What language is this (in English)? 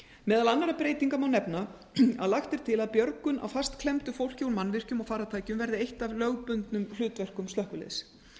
Icelandic